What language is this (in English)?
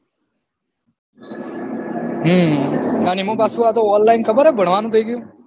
Gujarati